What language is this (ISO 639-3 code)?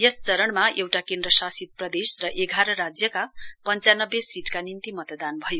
nep